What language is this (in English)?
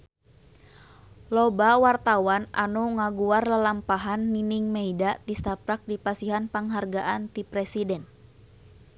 Sundanese